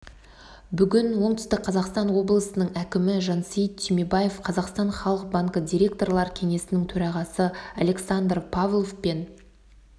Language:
Kazakh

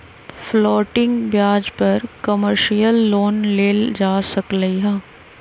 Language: Magahi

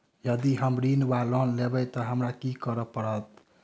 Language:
Maithili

